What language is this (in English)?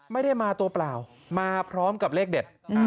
Thai